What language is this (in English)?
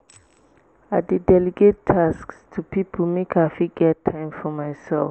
Nigerian Pidgin